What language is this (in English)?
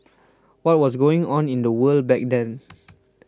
English